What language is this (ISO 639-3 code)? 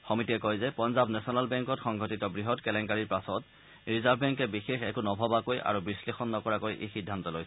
asm